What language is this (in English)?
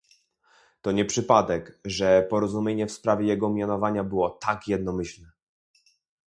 Polish